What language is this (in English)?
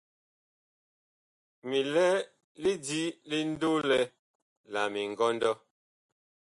Bakoko